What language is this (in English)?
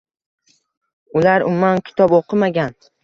Uzbek